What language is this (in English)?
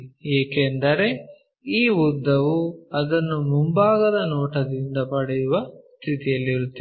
Kannada